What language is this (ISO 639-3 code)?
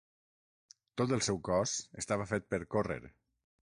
cat